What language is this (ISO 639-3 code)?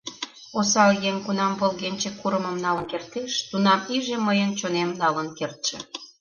chm